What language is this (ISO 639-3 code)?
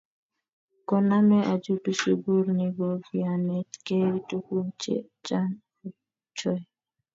kln